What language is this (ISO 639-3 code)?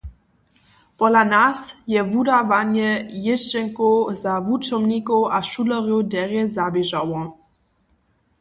hsb